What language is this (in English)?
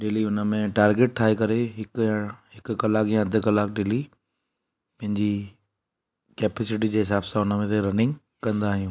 Sindhi